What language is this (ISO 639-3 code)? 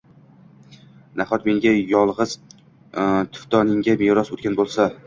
uzb